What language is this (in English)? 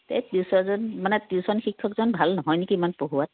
Assamese